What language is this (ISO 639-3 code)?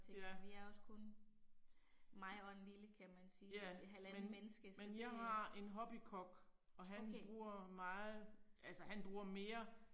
dan